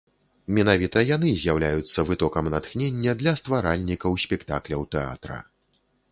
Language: Belarusian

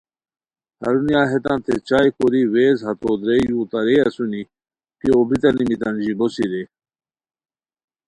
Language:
Khowar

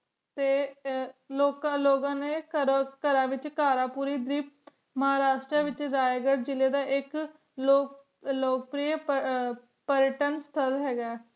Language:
Punjabi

